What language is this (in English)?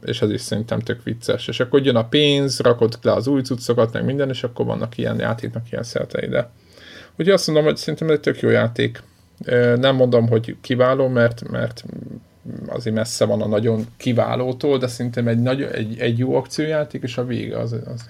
Hungarian